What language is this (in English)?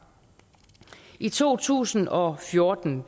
Danish